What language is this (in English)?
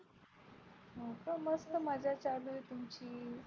Marathi